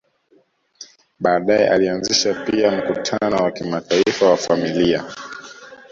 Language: Swahili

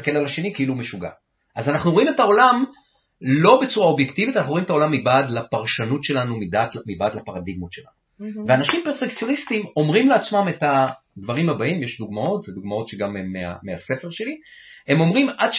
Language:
Hebrew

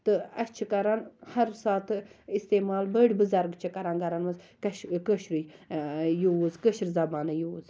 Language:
Kashmiri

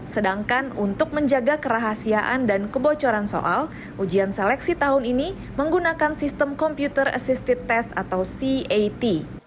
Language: Indonesian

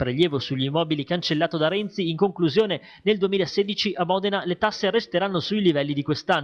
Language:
Italian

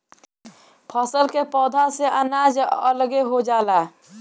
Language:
Bhojpuri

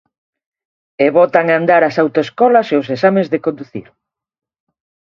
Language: Galician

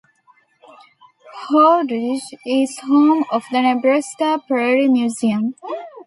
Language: English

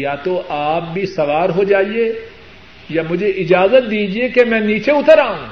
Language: Urdu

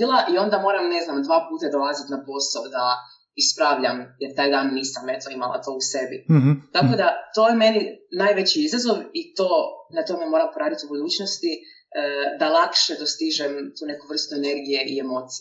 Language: Croatian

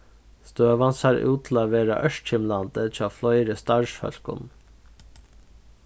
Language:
Faroese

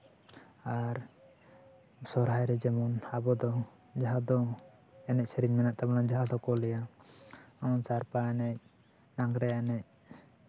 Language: Santali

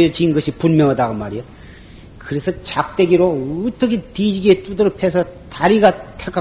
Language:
Korean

